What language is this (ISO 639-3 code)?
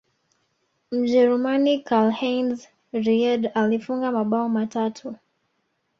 swa